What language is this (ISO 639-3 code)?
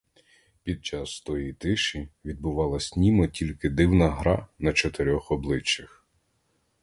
ukr